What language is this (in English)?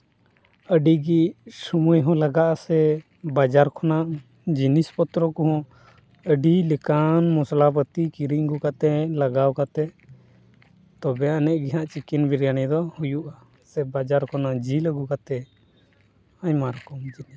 Santali